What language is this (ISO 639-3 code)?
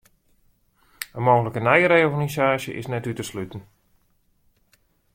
fry